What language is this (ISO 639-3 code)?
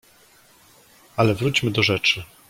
pol